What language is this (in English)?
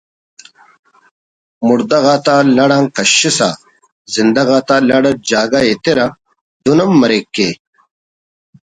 Brahui